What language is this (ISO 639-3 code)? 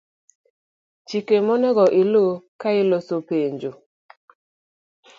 luo